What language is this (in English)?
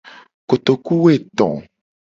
Gen